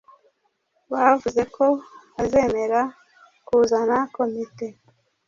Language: Kinyarwanda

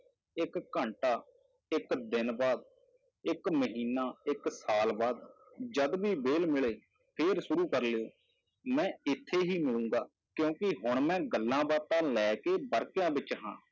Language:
Punjabi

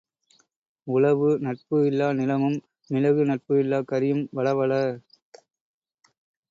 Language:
Tamil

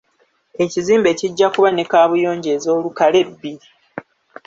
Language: Ganda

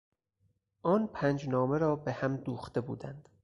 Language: Persian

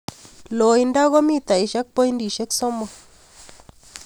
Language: Kalenjin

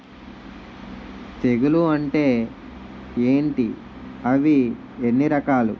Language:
Telugu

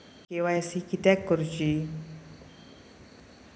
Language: Marathi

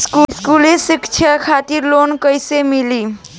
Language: Bhojpuri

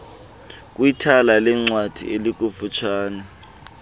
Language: Xhosa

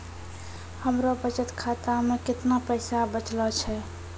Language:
Maithili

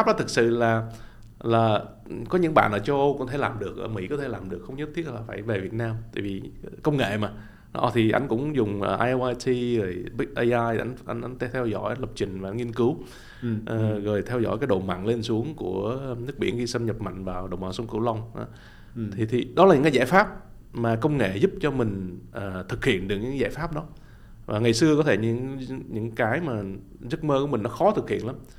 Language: Vietnamese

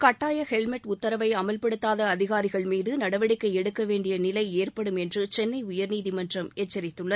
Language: Tamil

